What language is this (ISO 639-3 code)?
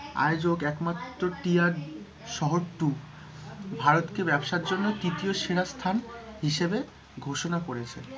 ben